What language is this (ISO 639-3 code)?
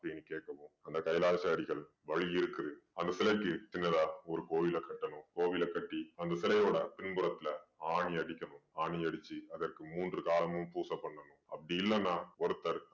tam